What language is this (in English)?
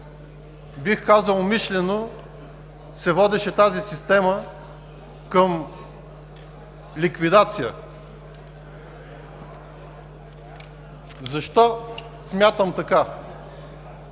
Bulgarian